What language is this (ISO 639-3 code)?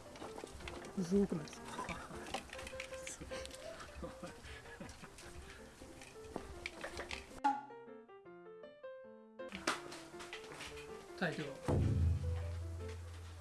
jpn